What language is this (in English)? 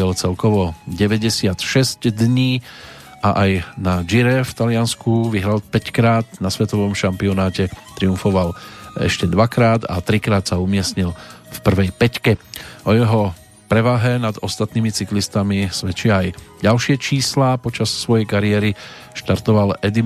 Slovak